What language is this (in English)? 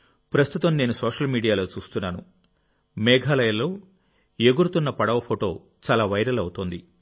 Telugu